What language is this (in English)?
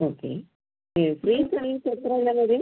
Malayalam